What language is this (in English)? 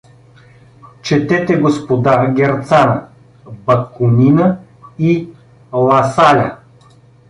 Bulgarian